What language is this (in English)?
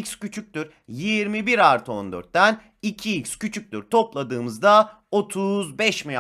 Turkish